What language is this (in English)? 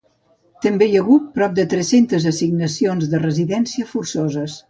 Catalan